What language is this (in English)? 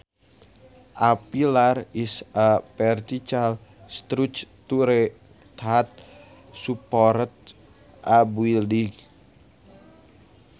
Sundanese